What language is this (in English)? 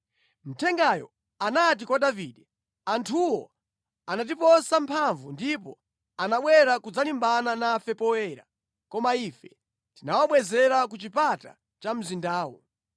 Nyanja